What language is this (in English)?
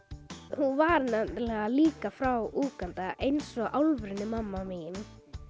Icelandic